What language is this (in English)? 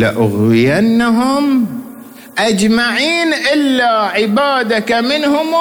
Arabic